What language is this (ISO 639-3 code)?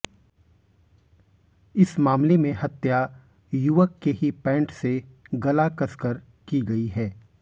hin